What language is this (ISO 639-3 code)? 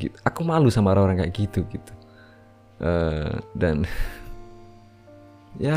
ind